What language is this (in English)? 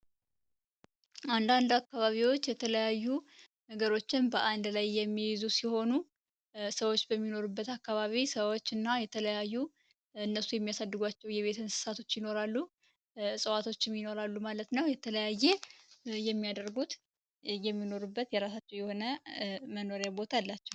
Amharic